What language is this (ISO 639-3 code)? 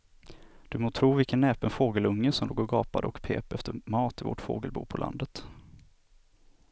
swe